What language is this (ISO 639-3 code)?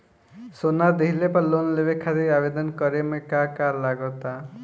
bho